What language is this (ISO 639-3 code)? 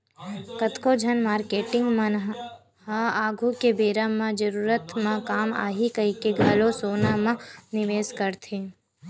hne